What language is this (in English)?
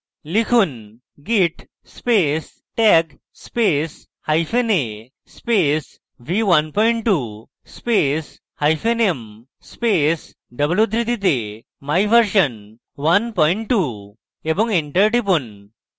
Bangla